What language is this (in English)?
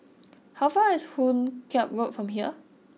English